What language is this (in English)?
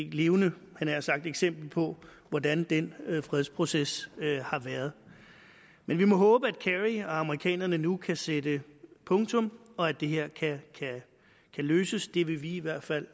Danish